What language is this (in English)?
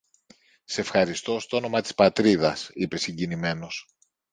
Greek